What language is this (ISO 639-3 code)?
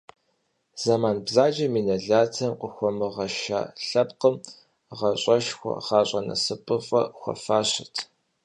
kbd